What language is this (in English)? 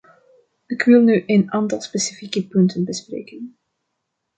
Dutch